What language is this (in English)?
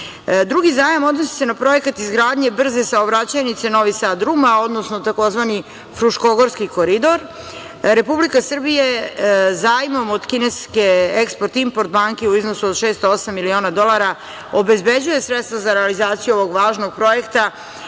Serbian